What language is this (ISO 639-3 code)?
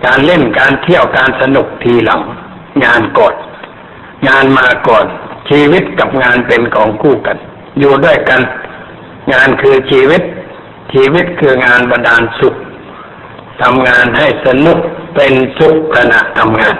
tha